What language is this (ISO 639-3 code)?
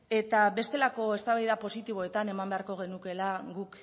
eus